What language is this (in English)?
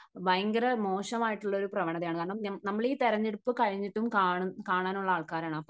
Malayalam